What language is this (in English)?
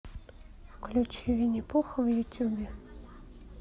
Russian